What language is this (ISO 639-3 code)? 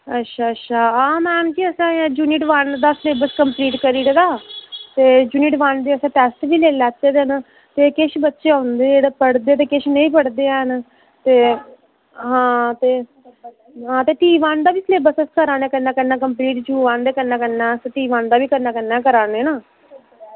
doi